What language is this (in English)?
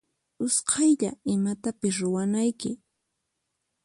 Puno Quechua